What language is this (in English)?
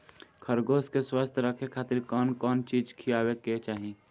Bhojpuri